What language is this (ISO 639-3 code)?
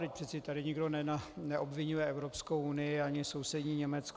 ces